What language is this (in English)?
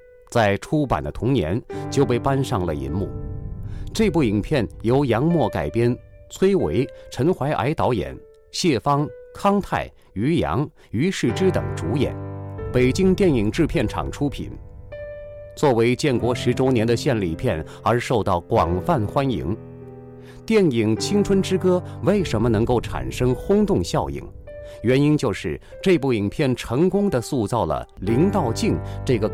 Chinese